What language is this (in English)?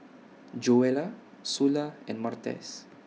English